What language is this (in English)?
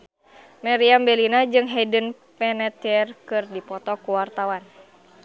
Sundanese